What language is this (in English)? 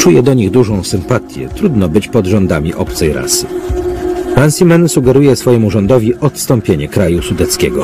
Polish